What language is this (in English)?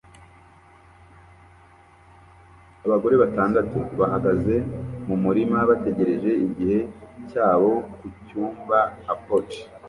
Kinyarwanda